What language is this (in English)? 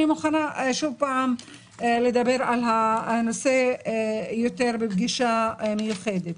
Hebrew